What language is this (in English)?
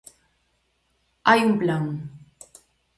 Galician